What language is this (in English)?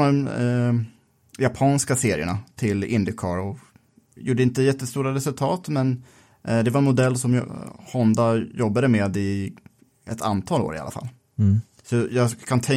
Swedish